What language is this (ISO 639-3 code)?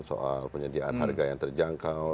ind